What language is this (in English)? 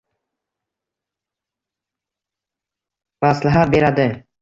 Uzbek